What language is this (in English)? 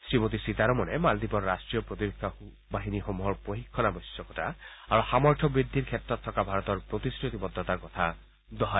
Assamese